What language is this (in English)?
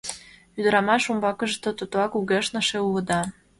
Mari